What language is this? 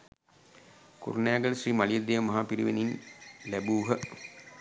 Sinhala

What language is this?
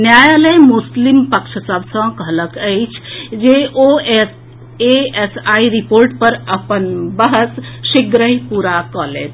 Maithili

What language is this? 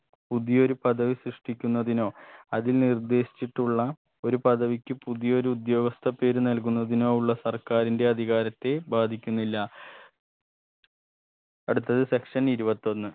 Malayalam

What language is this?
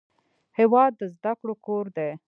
Pashto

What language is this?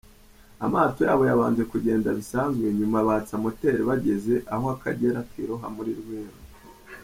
Kinyarwanda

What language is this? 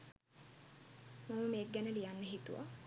Sinhala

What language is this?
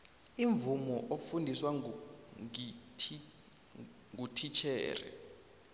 South Ndebele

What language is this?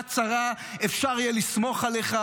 Hebrew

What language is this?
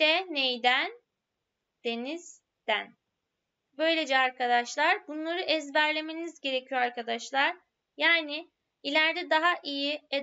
Turkish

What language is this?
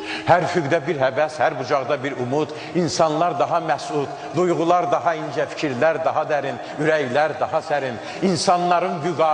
Turkish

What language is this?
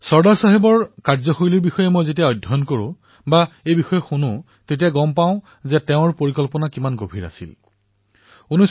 Assamese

